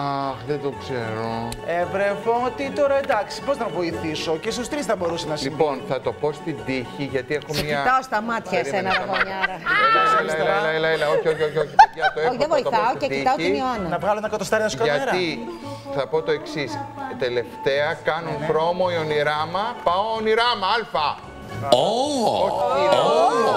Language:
Greek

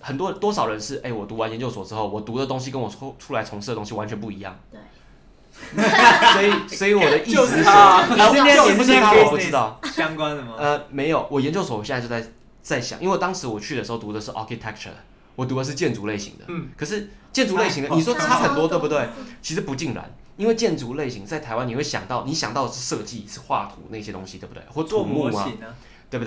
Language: Chinese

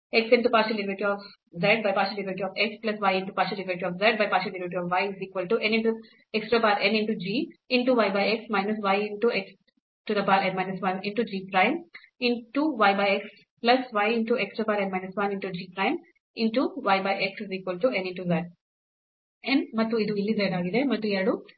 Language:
Kannada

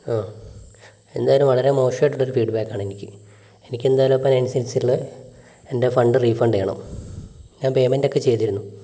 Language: Malayalam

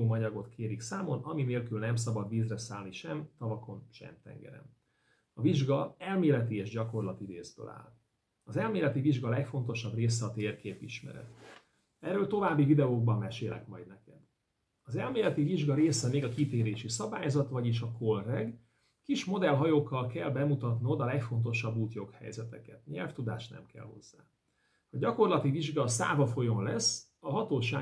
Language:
Hungarian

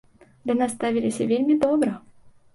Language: Belarusian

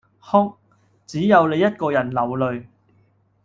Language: Cantonese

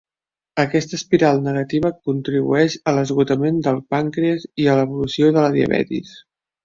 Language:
Catalan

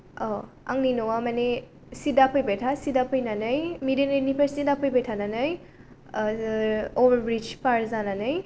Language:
Bodo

